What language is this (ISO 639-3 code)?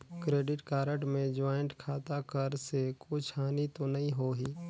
hne